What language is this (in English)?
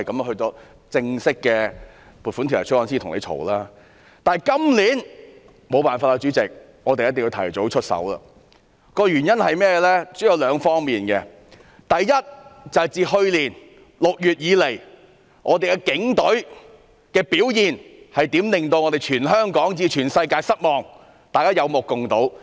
Cantonese